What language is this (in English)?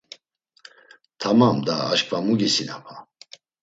Laz